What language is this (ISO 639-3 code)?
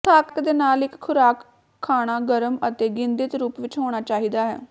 pan